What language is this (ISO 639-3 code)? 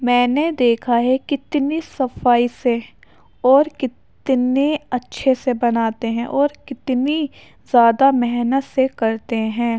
urd